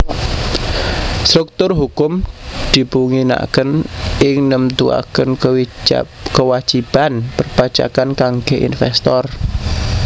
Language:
Javanese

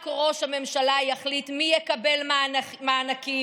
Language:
Hebrew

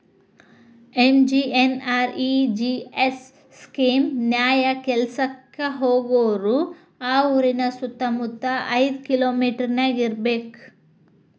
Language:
Kannada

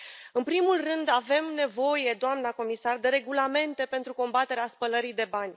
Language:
Romanian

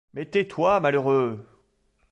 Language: French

